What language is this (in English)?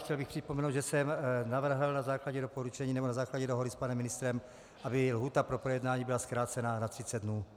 Czech